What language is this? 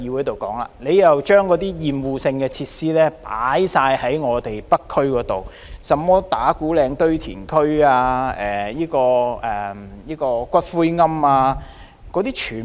Cantonese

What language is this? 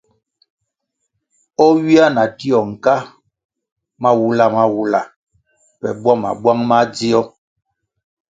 Kwasio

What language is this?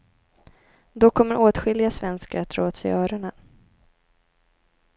Swedish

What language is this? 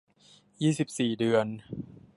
Thai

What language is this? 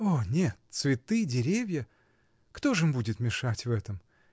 Russian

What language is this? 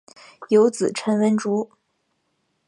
Chinese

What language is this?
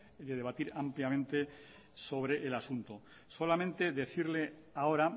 Spanish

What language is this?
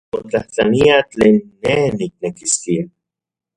Central Puebla Nahuatl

